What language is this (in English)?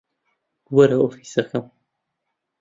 Central Kurdish